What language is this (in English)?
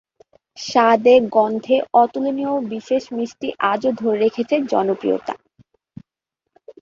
Bangla